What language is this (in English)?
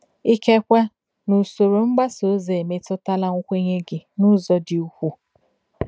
Igbo